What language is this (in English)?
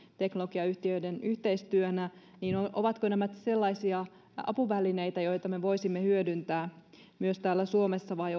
Finnish